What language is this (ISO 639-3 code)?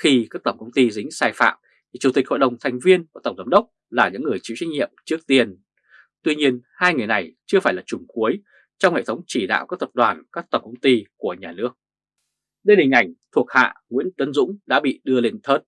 vie